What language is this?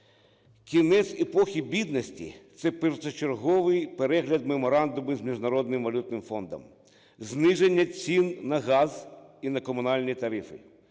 Ukrainian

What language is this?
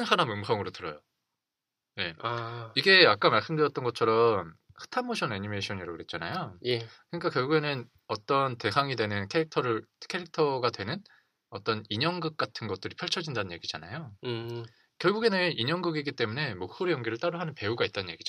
Korean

